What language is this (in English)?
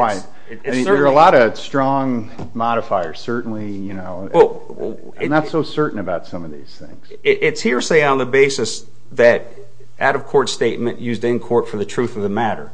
English